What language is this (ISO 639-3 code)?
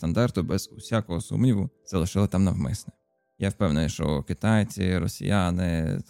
ukr